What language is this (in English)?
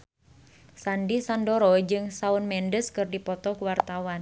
Sundanese